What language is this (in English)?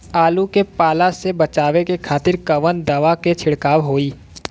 Bhojpuri